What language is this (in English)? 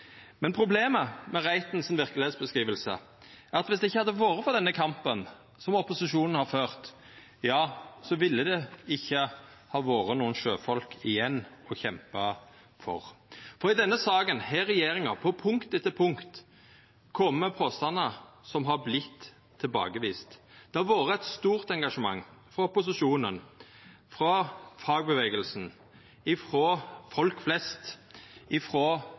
Norwegian Nynorsk